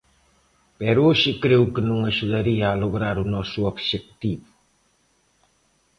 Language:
Galician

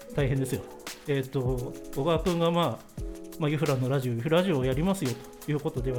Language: Japanese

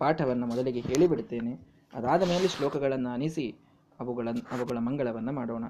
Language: Kannada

